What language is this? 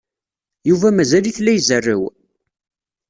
Kabyle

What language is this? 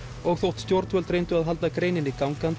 Icelandic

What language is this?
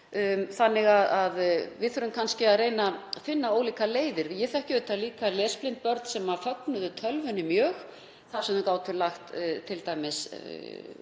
Icelandic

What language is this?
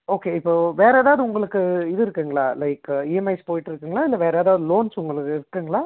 Tamil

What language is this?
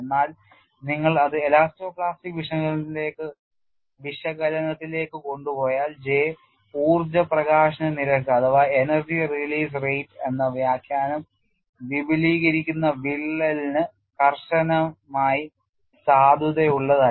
Malayalam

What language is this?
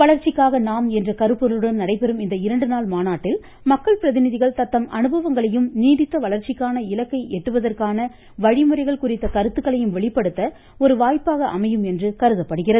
Tamil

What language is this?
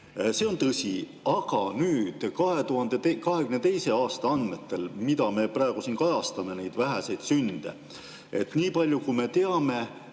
Estonian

